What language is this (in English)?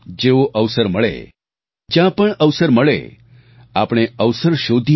Gujarati